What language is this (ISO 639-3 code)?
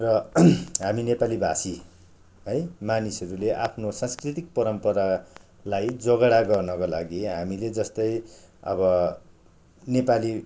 nep